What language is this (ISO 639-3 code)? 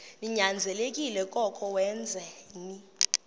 xho